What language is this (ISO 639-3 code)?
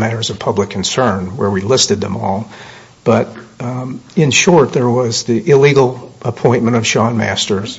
eng